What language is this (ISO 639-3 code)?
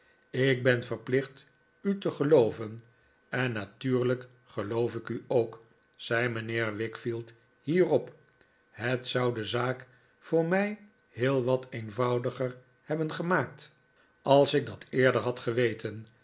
nld